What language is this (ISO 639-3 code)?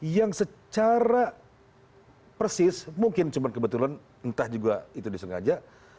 ind